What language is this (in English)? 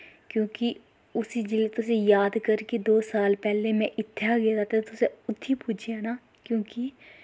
Dogri